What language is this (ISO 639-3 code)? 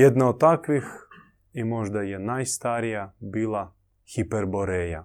hrv